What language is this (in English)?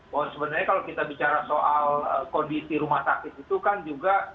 Indonesian